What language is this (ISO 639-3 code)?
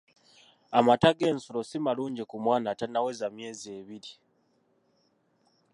lug